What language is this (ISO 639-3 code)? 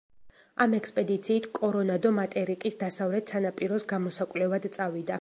kat